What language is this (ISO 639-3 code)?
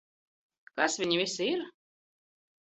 lav